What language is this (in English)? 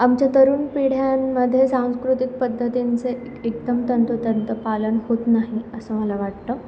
Marathi